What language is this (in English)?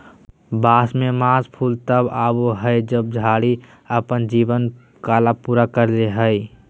Magahi